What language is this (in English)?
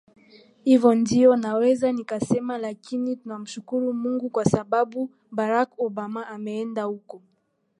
Swahili